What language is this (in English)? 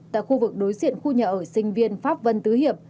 Vietnamese